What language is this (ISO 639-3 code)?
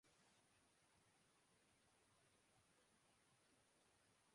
urd